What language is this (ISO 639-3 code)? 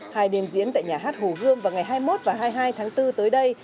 vie